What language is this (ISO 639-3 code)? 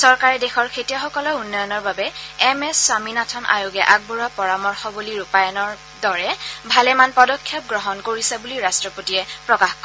asm